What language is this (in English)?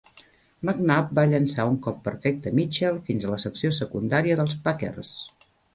Catalan